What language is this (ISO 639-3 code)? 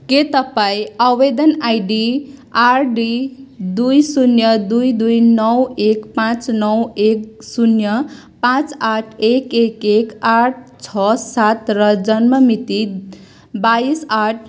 nep